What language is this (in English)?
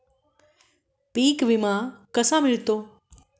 Marathi